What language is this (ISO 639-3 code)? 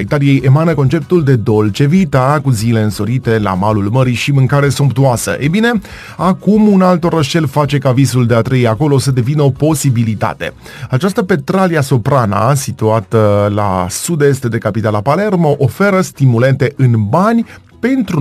ron